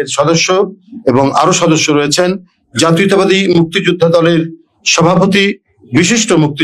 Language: Turkish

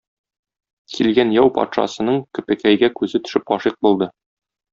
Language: Tatar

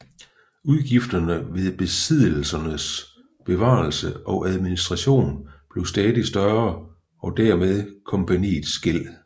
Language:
Danish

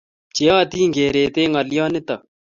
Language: Kalenjin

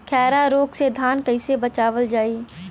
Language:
Bhojpuri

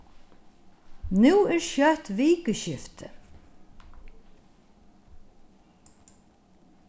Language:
Faroese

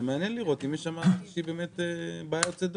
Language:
Hebrew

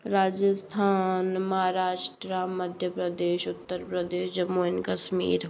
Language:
Hindi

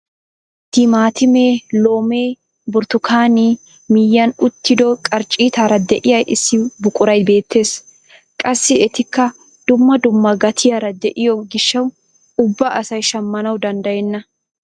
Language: Wolaytta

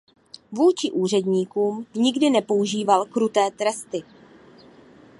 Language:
Czech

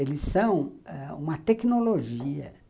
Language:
Portuguese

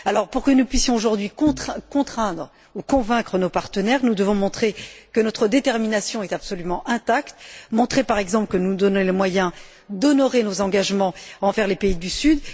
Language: French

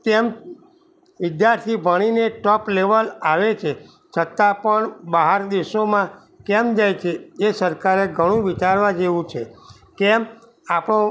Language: Gujarati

